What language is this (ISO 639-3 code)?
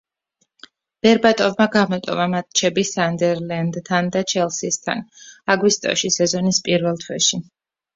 kat